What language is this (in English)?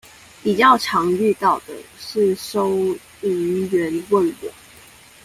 Chinese